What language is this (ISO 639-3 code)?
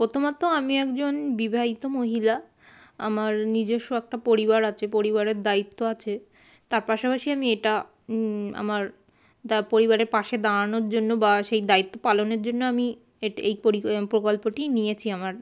ben